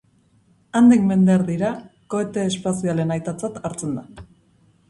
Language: Basque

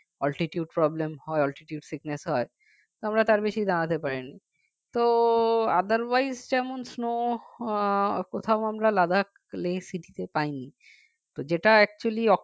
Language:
Bangla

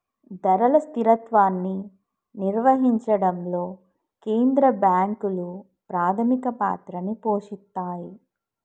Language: Telugu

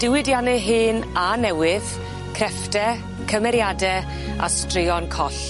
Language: Welsh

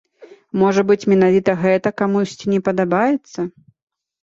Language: Belarusian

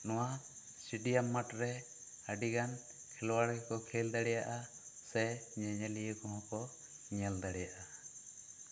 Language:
Santali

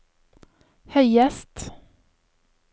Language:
Norwegian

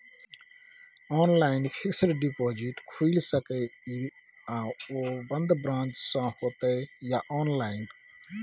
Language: Maithili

